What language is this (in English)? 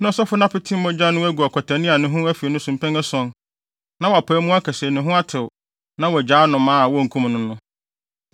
Akan